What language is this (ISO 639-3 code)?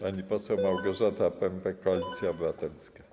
pol